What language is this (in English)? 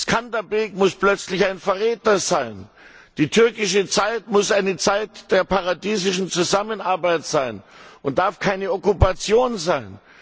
German